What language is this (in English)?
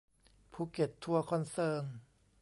Thai